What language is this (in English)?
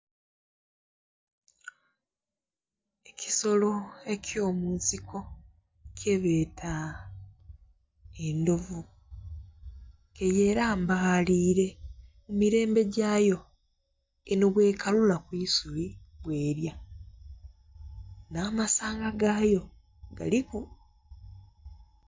Soga